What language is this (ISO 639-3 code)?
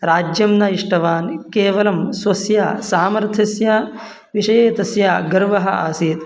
san